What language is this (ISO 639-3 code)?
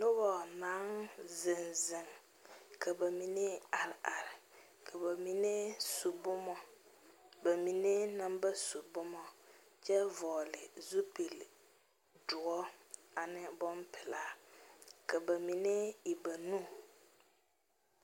dga